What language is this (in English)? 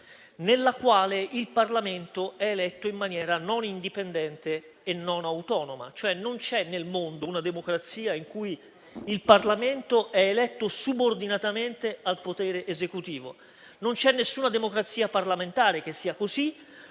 Italian